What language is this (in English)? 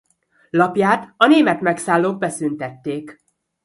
Hungarian